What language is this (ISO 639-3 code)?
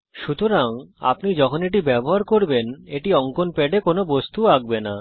ben